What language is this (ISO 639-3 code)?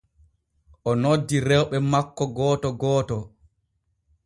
fue